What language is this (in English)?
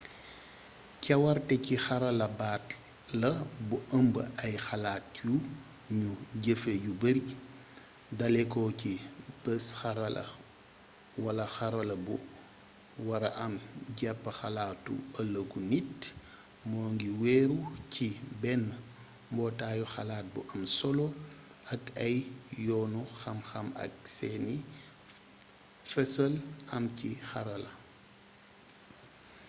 Wolof